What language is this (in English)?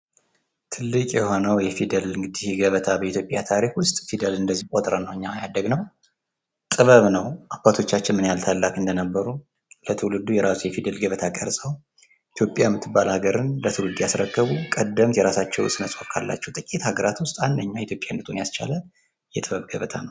Amharic